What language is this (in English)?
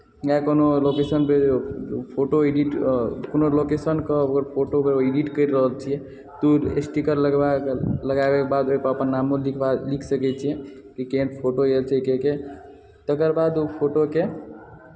Maithili